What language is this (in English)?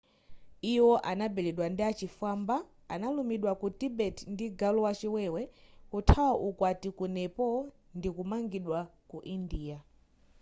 Nyanja